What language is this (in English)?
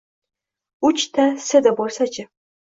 Uzbek